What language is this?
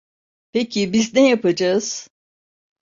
Turkish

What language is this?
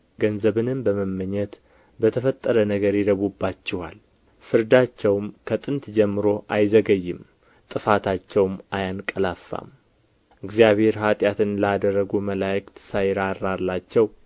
Amharic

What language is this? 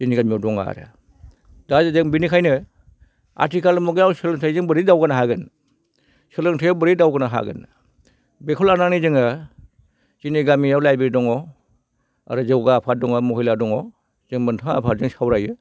Bodo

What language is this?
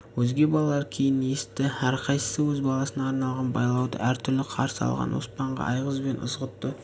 Kazakh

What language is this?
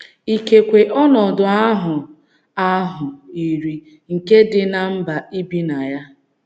Igbo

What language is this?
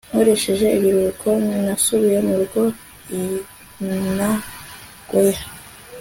Kinyarwanda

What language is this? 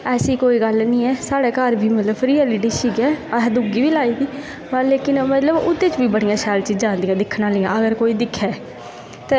Dogri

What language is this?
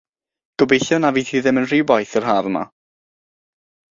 Welsh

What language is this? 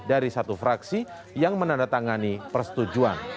Indonesian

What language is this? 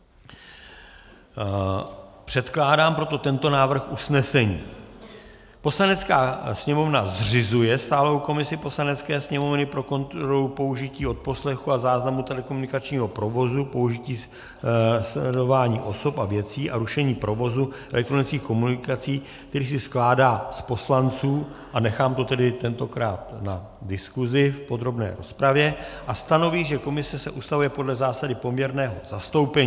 Czech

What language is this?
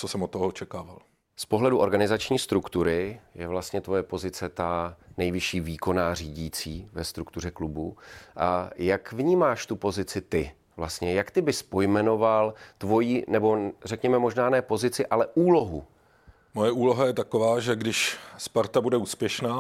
Czech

